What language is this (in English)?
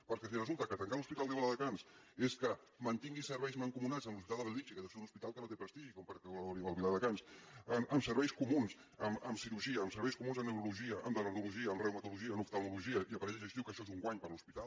Catalan